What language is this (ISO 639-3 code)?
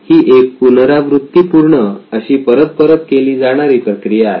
mar